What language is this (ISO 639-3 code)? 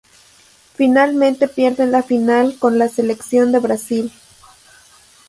spa